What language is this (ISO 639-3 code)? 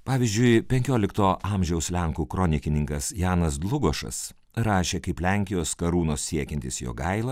lit